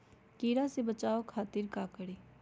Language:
Magahi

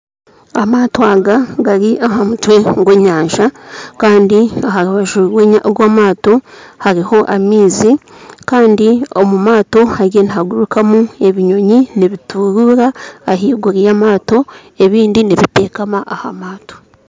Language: Nyankole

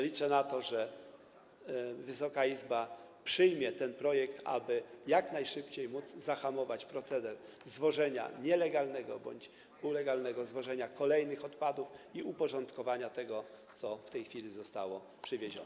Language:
Polish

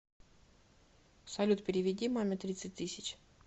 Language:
Russian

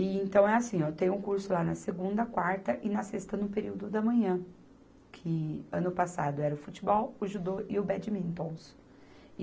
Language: Portuguese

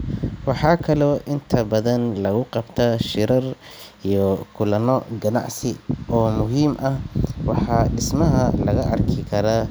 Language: Somali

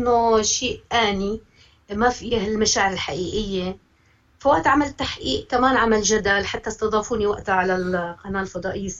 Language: Arabic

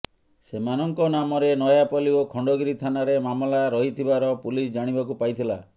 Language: Odia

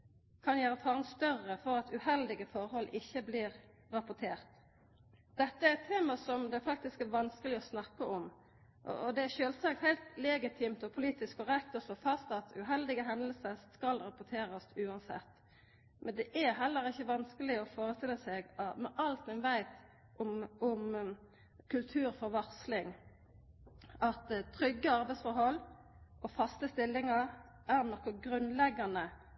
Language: Norwegian Nynorsk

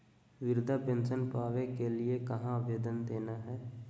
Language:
Magahi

